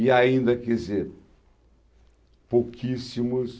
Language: Portuguese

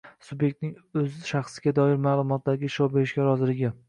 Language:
Uzbek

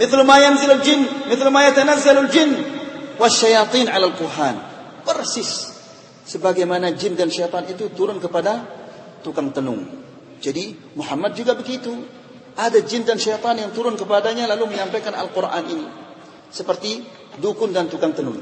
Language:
Indonesian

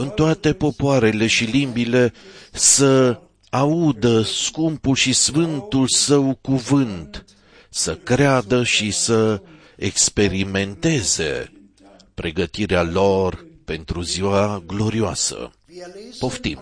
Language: Romanian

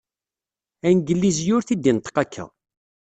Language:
Kabyle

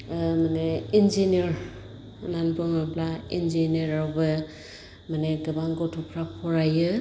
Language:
Bodo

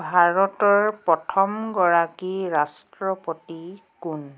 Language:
Assamese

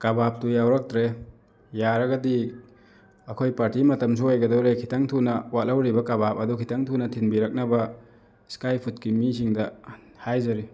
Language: Manipuri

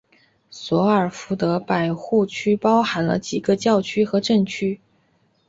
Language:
Chinese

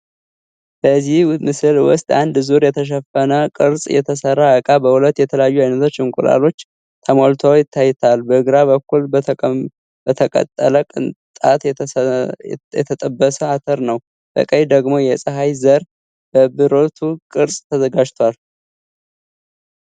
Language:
Amharic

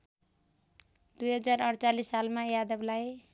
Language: Nepali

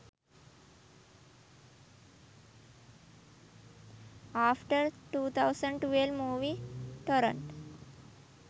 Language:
Sinhala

